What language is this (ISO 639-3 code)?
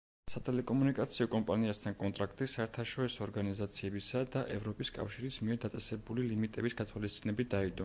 kat